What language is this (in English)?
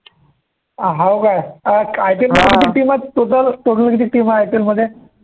Marathi